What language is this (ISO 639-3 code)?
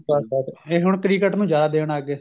pan